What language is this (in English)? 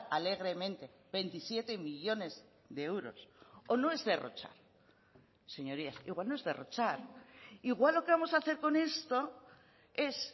Spanish